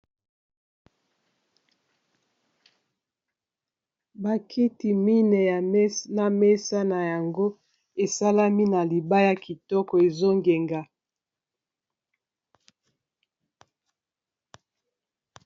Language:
Lingala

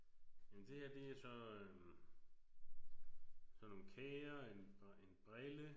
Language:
Danish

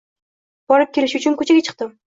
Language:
Uzbek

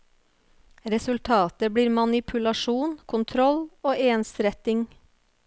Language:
Norwegian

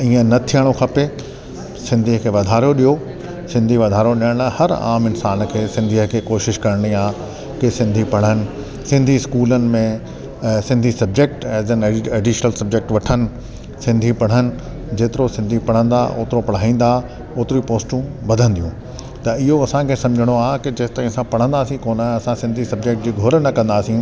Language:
Sindhi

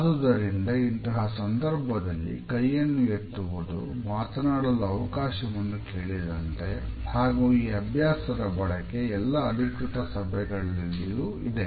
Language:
Kannada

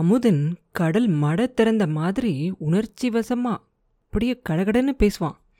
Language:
Tamil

